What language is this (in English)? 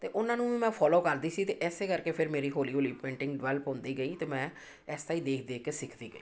Punjabi